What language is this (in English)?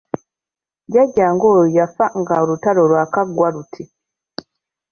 Ganda